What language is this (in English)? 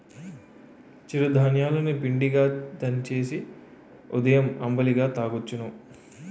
Telugu